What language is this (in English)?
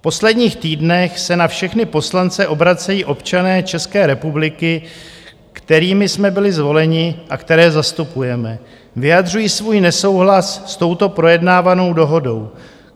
Czech